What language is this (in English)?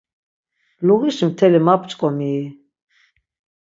Laz